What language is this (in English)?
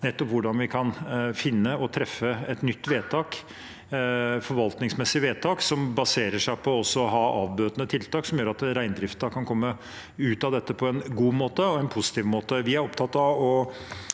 Norwegian